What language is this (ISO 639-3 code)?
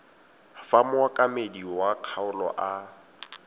tsn